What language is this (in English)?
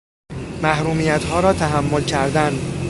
Persian